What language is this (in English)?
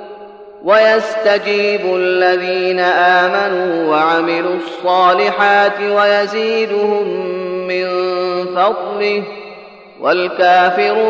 Arabic